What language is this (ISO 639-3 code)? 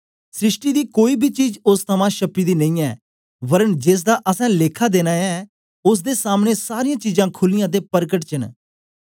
doi